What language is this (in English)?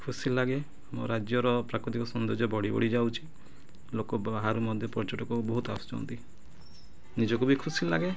Odia